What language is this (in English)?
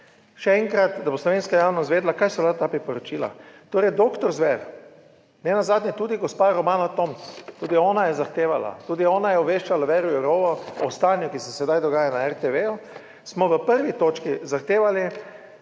Slovenian